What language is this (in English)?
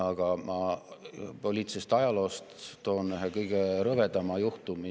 Estonian